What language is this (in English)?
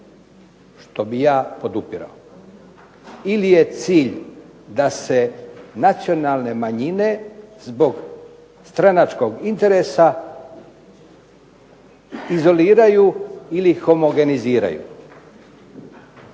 Croatian